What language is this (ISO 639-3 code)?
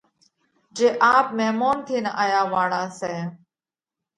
kvx